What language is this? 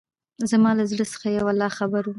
Pashto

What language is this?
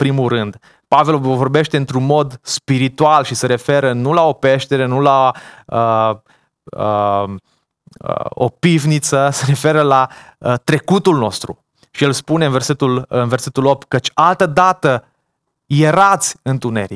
Romanian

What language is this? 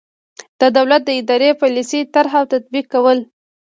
Pashto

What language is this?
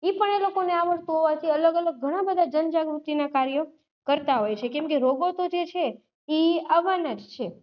Gujarati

